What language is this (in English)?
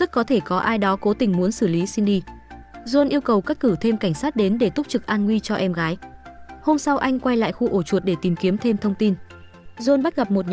Vietnamese